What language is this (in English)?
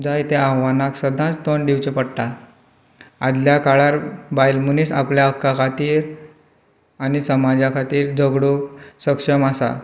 Konkani